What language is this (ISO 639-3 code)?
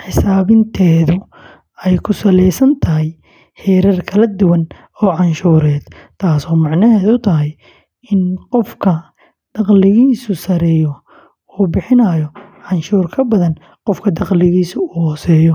som